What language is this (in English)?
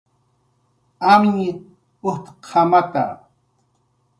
Jaqaru